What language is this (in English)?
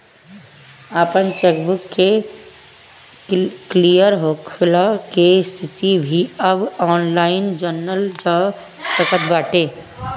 Bhojpuri